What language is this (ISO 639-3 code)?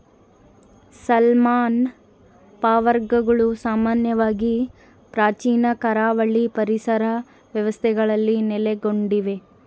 kan